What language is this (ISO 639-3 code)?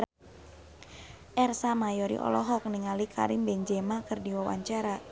sun